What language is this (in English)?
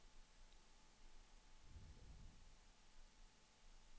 Swedish